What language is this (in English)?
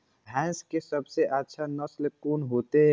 Maithili